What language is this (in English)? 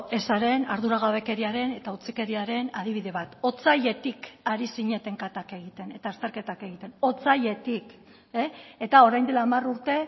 Basque